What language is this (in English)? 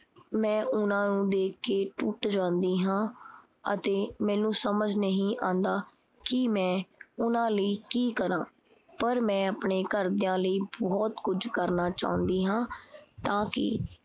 Punjabi